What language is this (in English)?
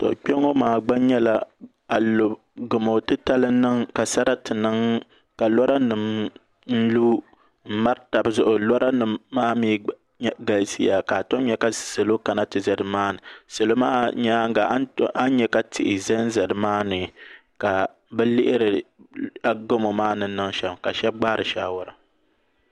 Dagbani